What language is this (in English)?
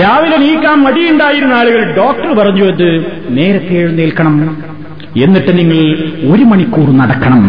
Malayalam